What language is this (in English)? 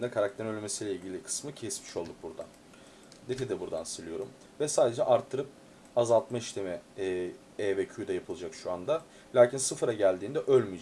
Turkish